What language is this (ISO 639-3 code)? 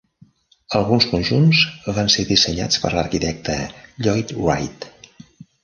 cat